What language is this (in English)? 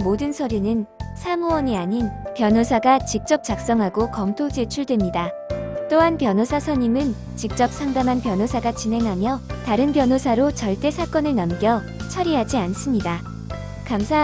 Korean